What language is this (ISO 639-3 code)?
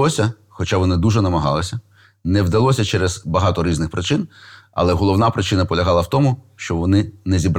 ukr